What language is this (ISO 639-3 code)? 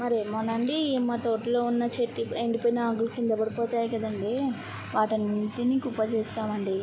tel